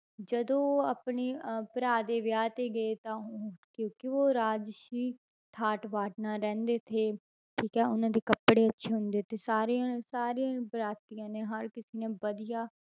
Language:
Punjabi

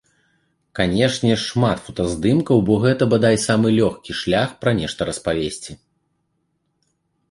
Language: Belarusian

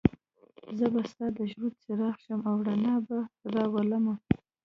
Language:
Pashto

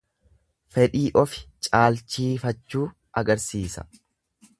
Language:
Oromo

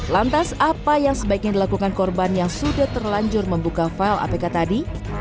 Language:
Indonesian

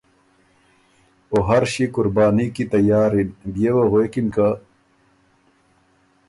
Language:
Ormuri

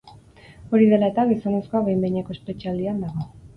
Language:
Basque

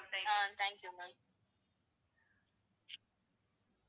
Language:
Tamil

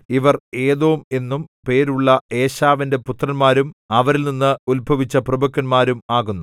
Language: Malayalam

